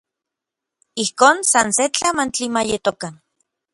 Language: Orizaba Nahuatl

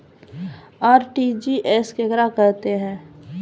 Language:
Maithili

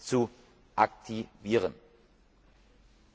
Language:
German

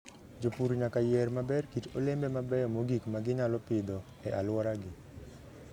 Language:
Luo (Kenya and Tanzania)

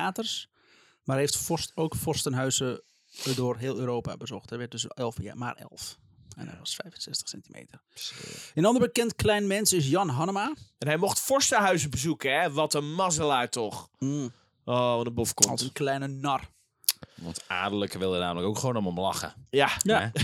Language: Dutch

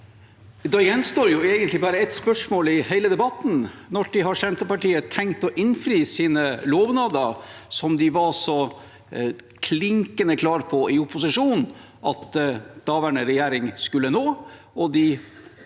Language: Norwegian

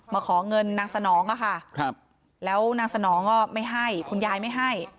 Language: Thai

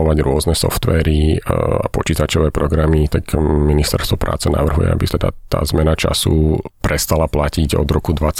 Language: Slovak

